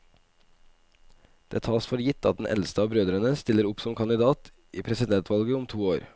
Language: Norwegian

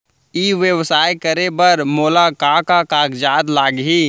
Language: Chhattisgarhi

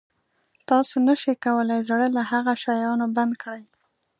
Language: Pashto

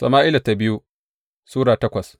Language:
Hausa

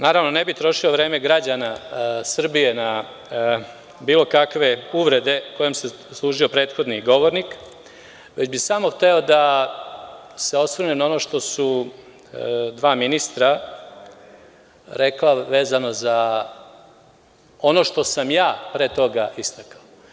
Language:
Serbian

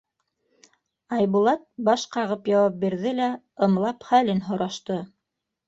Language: Bashkir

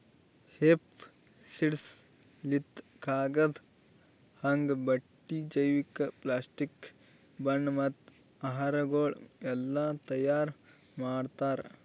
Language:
Kannada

